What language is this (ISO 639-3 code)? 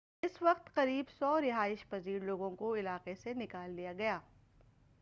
urd